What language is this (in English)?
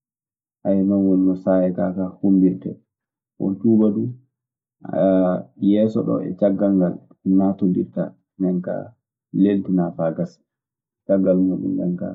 Maasina Fulfulde